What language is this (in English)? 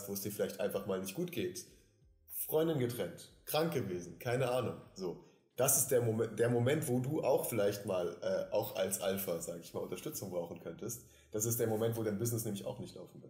German